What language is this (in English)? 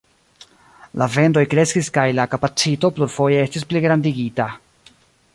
Esperanto